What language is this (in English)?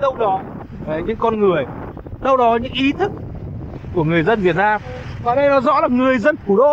Vietnamese